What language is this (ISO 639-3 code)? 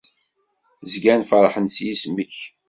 kab